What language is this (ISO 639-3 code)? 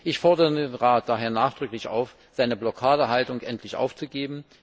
deu